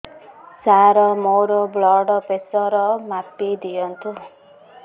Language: Odia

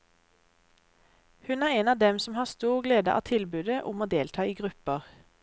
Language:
Norwegian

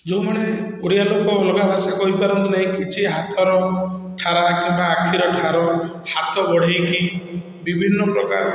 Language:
Odia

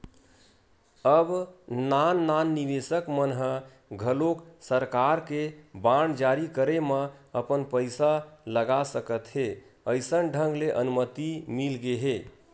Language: Chhattisgarhi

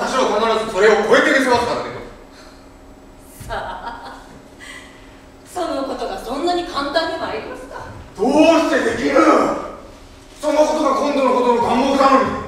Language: Japanese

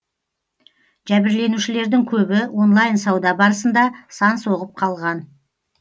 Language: Kazakh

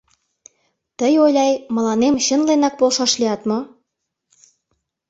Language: Mari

